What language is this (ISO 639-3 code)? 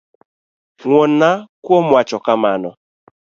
luo